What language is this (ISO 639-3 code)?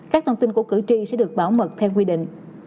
vie